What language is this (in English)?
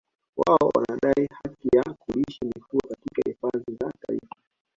Swahili